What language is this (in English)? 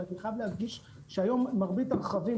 Hebrew